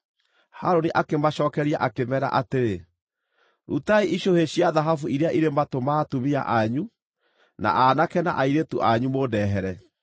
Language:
Kikuyu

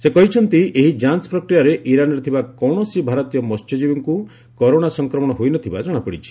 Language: Odia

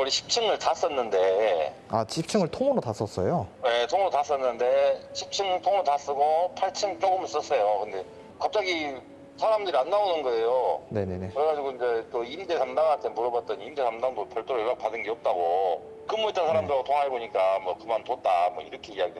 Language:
Korean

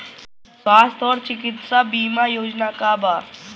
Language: Bhojpuri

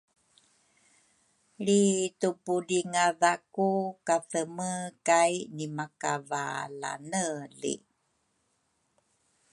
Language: Rukai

